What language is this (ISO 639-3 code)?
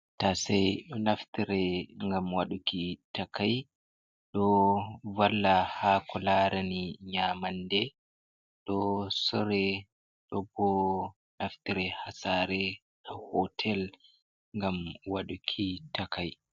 ful